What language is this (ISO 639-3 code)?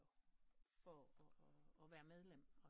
dan